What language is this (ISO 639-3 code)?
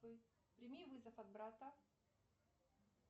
rus